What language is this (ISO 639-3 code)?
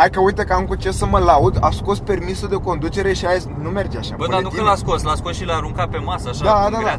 ron